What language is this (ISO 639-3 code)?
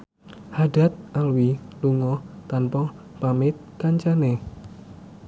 jav